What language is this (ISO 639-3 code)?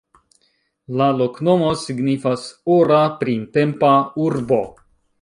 epo